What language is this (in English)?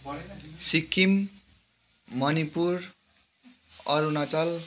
Nepali